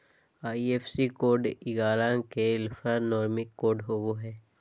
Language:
Magahi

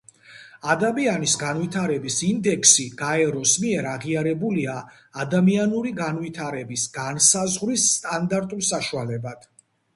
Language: Georgian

